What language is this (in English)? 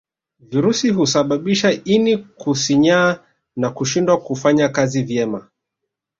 Swahili